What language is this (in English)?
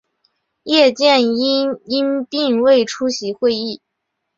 Chinese